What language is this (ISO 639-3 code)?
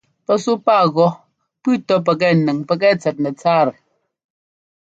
jgo